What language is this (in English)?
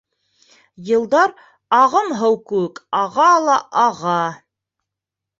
Bashkir